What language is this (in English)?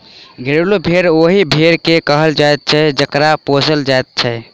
Maithili